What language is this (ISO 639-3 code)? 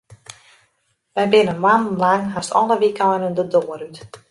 fry